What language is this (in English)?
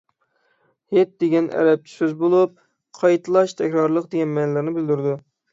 Uyghur